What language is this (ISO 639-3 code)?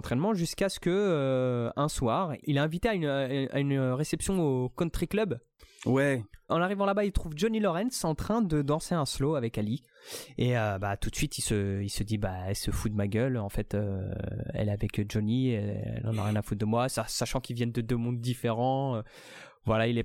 fra